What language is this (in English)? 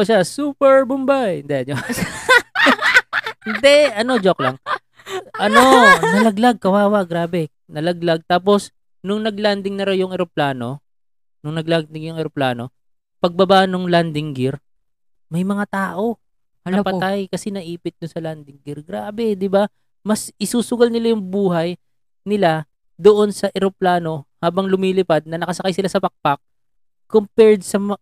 Filipino